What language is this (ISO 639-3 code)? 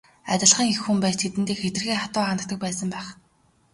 mon